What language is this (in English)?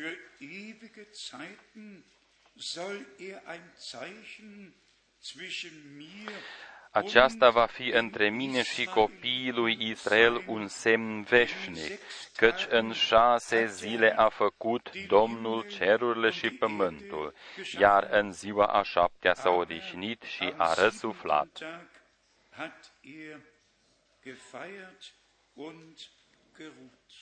Romanian